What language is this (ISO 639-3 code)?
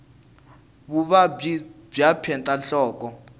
tso